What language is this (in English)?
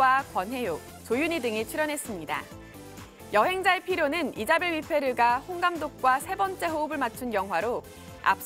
Korean